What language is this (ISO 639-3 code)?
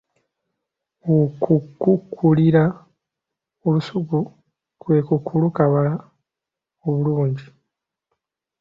lug